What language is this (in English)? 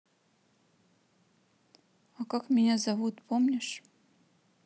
Russian